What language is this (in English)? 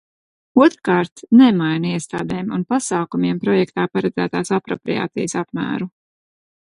Latvian